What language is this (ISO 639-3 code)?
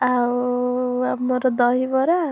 ori